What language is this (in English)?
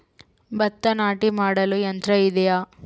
Kannada